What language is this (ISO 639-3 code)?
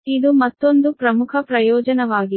kan